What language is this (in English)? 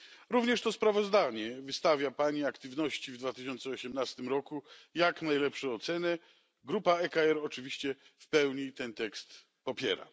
Polish